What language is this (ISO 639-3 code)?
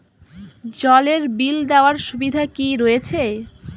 ben